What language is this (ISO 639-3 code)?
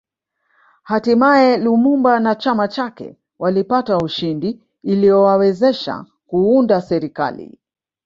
swa